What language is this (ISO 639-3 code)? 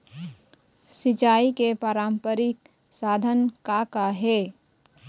hne